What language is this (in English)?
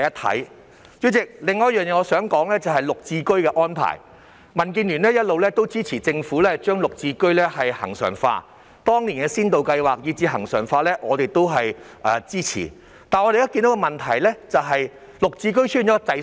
Cantonese